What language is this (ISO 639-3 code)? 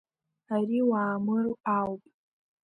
abk